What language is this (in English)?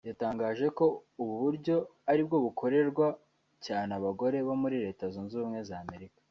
Kinyarwanda